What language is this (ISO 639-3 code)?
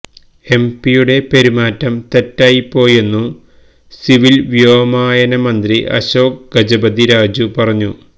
mal